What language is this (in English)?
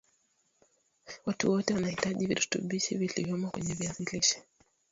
Swahili